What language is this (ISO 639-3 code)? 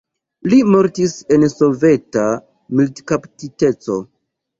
epo